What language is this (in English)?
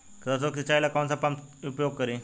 Bhojpuri